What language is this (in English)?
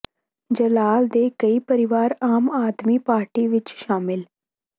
Punjabi